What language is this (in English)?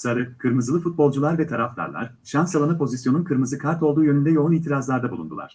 Turkish